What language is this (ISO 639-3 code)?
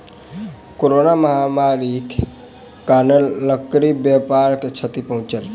mai